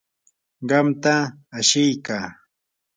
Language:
Yanahuanca Pasco Quechua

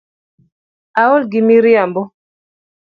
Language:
Luo (Kenya and Tanzania)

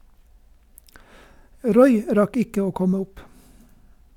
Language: Norwegian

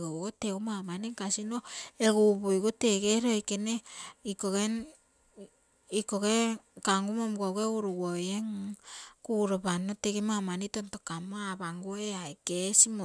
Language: Terei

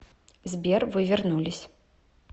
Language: Russian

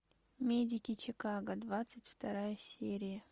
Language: Russian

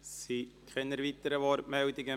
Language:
Swiss German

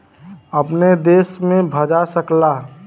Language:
Bhojpuri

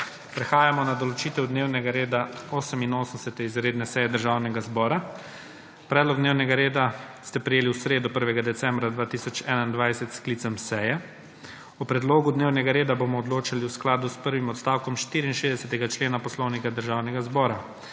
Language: Slovenian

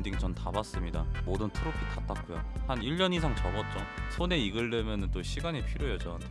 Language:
Korean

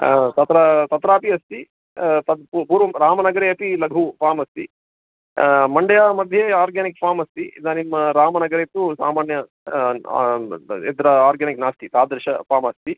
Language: Sanskrit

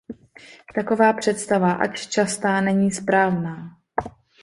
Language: Czech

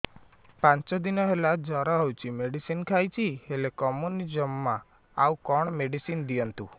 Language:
Odia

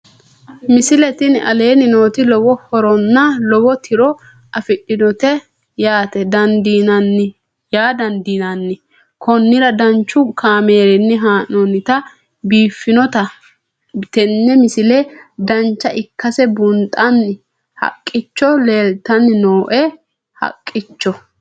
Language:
Sidamo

